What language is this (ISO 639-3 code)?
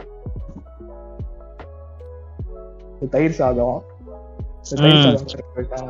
tam